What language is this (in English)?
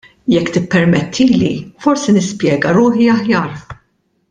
Maltese